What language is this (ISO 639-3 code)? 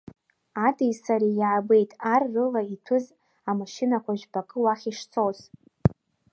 abk